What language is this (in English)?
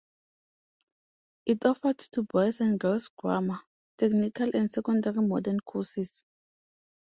English